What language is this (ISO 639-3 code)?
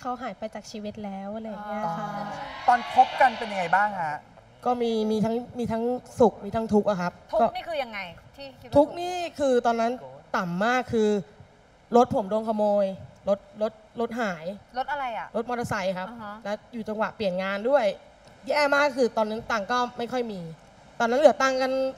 tha